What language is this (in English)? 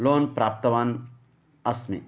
Sanskrit